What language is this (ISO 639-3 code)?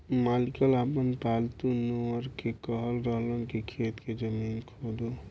bho